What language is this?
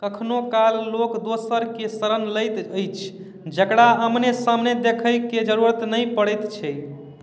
Maithili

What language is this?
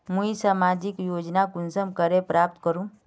Magahi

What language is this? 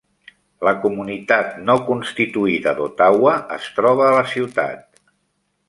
Catalan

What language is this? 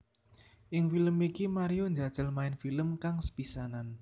Javanese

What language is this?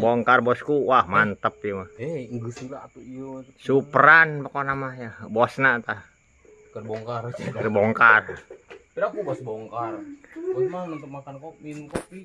Indonesian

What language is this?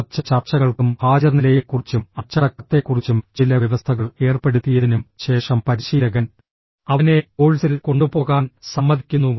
Malayalam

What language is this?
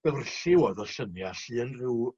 Welsh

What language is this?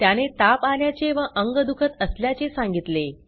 Marathi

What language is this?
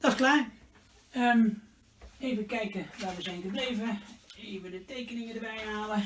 Dutch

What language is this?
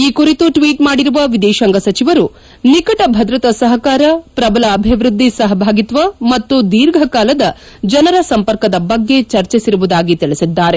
Kannada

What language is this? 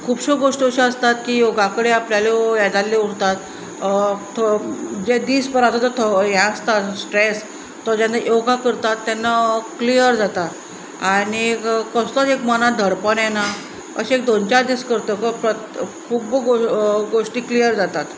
Konkani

